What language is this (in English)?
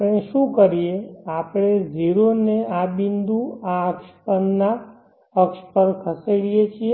Gujarati